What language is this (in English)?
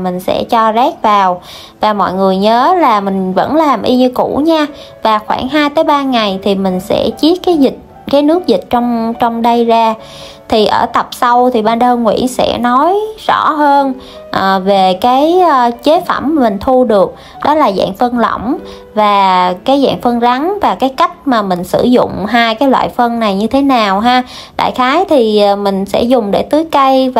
Vietnamese